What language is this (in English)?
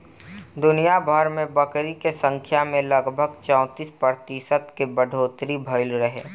Bhojpuri